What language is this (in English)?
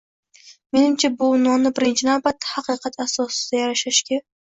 Uzbek